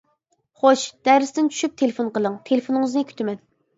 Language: Uyghur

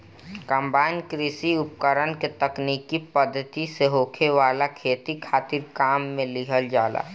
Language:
Bhojpuri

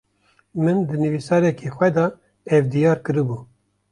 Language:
Kurdish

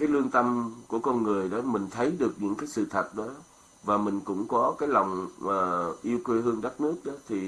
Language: Vietnamese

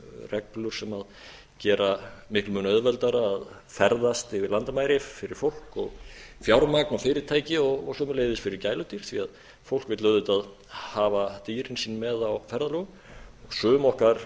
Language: Icelandic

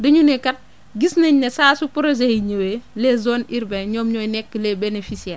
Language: Wolof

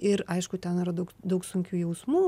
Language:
Lithuanian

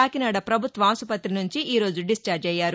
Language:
Telugu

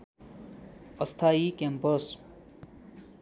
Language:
Nepali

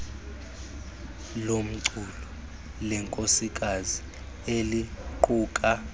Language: Xhosa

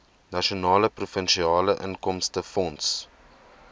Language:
Afrikaans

